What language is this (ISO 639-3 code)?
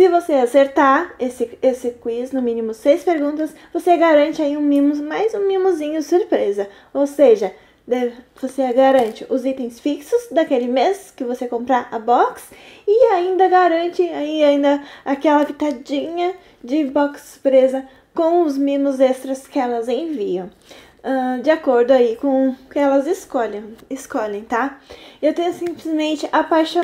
por